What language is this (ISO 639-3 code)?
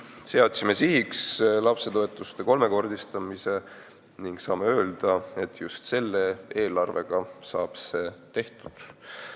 est